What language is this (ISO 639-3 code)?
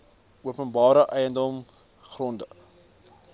afr